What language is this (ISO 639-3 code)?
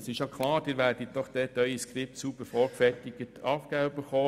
gsw